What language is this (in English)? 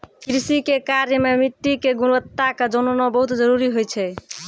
Maithili